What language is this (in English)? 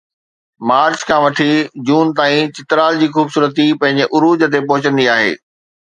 Sindhi